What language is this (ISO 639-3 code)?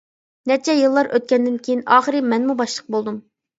uig